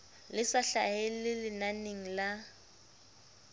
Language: Southern Sotho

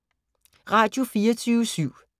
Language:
Danish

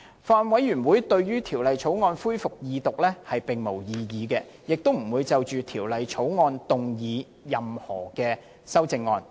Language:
Cantonese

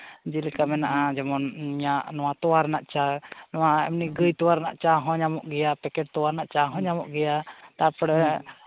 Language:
Santali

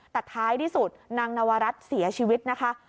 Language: Thai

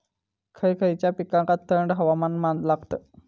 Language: Marathi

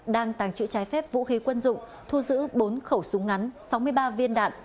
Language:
Vietnamese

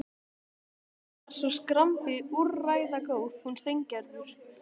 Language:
Icelandic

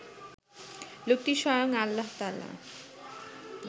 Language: Bangla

